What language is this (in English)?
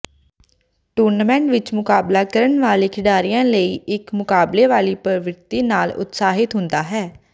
Punjabi